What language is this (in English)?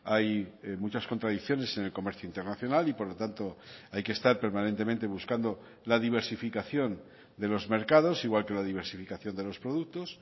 Spanish